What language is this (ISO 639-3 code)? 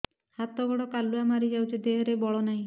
ori